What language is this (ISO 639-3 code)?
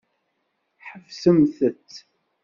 kab